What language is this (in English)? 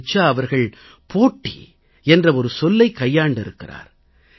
Tamil